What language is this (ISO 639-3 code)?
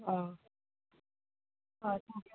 mni